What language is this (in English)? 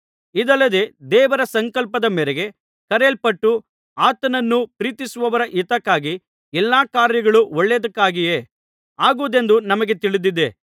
Kannada